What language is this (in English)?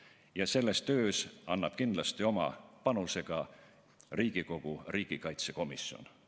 Estonian